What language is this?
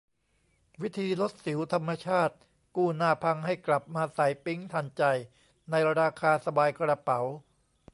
Thai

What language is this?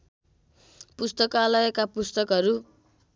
Nepali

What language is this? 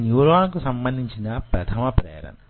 Telugu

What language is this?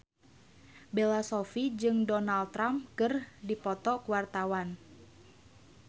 Sundanese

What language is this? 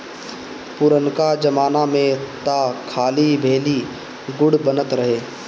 Bhojpuri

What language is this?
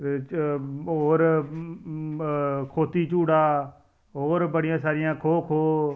Dogri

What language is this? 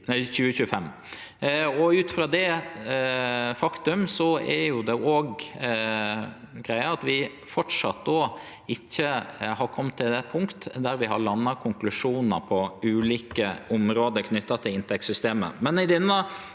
Norwegian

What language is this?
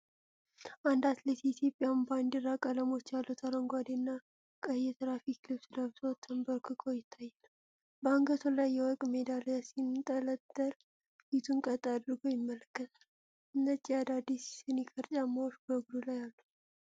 Amharic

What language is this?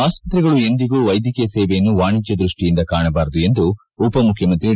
Kannada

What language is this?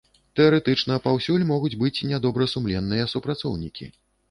Belarusian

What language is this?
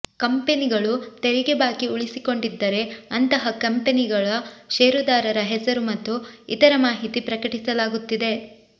Kannada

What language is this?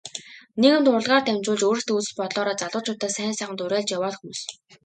Mongolian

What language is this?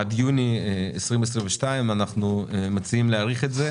Hebrew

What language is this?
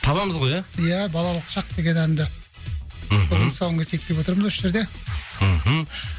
Kazakh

